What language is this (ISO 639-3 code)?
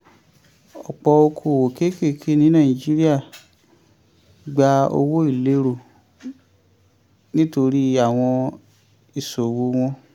yor